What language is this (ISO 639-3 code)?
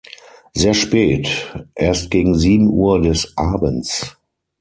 deu